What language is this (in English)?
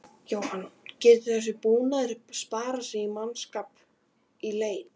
Icelandic